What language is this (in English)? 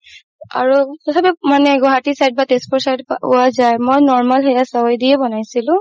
Assamese